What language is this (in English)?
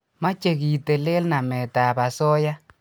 Kalenjin